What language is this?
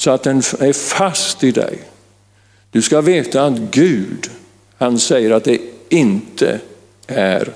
Swedish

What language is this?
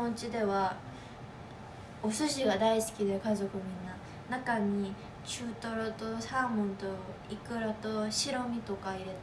Korean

